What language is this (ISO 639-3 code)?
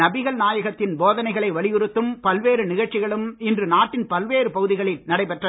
tam